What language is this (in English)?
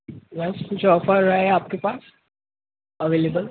Urdu